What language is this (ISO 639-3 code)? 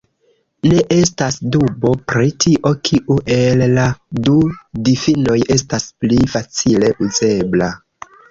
epo